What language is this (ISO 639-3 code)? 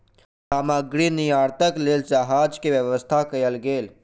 mai